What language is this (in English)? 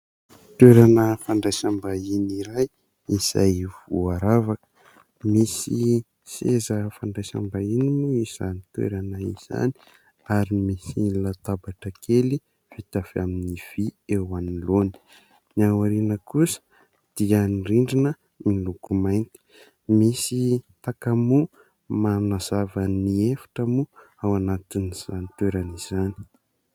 Malagasy